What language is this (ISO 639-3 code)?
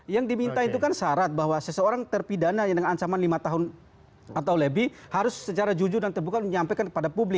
ind